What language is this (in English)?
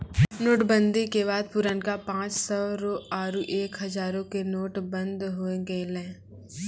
Maithili